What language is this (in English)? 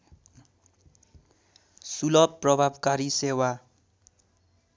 Nepali